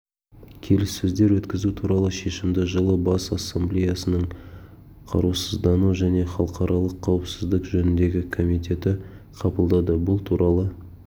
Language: Kazakh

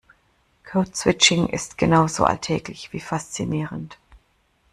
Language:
German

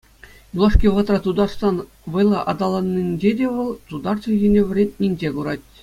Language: Chuvash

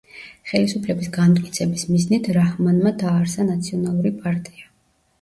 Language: Georgian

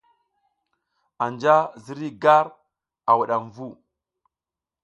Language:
South Giziga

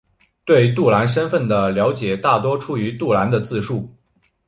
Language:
Chinese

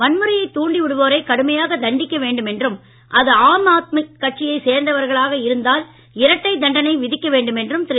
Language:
Tamil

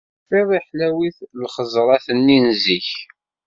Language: Kabyle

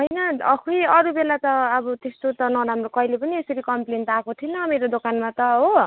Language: Nepali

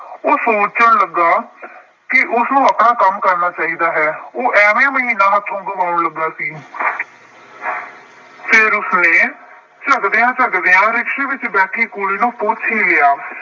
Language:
Punjabi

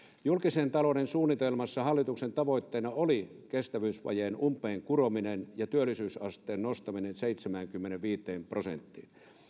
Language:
Finnish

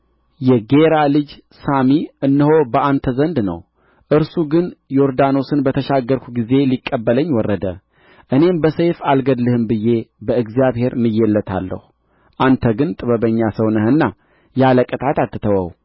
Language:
Amharic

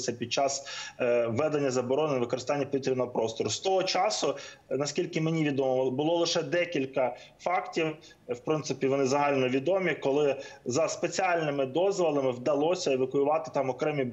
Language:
Ukrainian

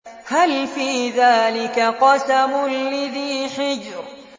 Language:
Arabic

